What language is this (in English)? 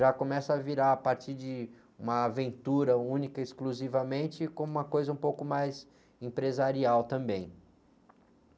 Portuguese